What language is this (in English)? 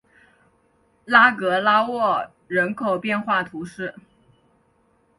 Chinese